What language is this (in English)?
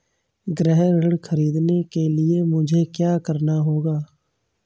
Hindi